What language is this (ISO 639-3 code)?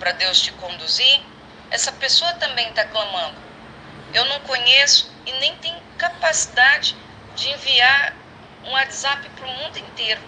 por